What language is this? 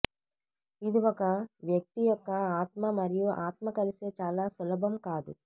Telugu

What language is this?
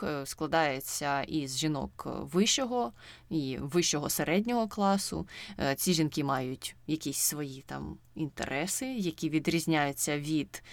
Ukrainian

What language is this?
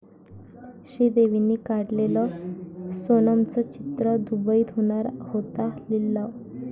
Marathi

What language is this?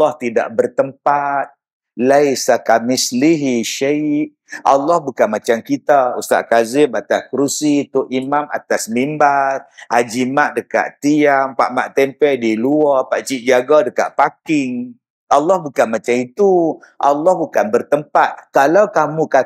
Malay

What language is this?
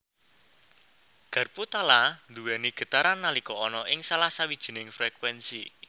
Javanese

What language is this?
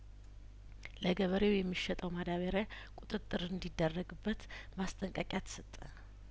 Amharic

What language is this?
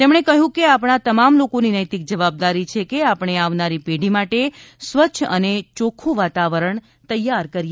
Gujarati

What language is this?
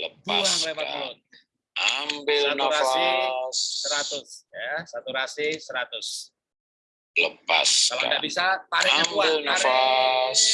Indonesian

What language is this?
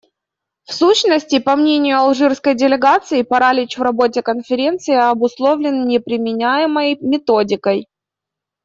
Russian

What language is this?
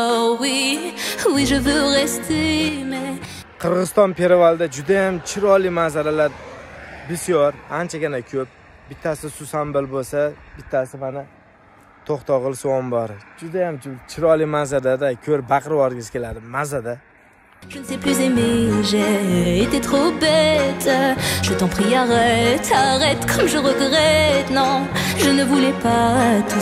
Turkish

